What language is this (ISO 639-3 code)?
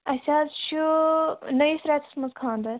kas